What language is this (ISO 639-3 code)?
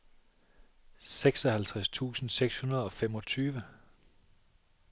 dan